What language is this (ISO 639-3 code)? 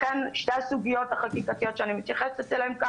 heb